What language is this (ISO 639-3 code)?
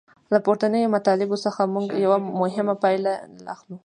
pus